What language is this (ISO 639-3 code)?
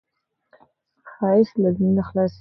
pus